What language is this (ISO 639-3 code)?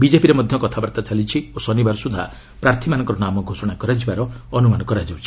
ori